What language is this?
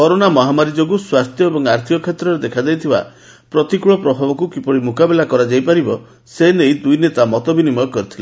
Odia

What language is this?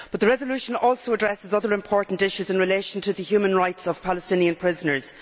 English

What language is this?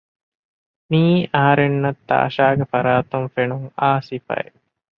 Divehi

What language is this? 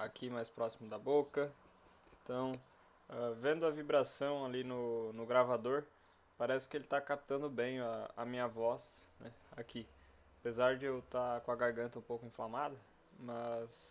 Portuguese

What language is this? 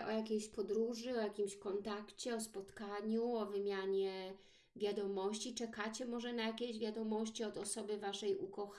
Polish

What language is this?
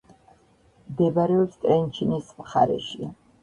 Georgian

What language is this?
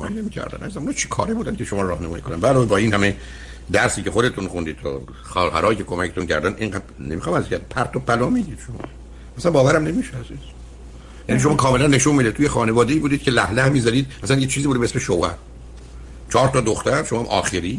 Persian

